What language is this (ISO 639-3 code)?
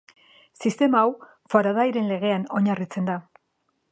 eus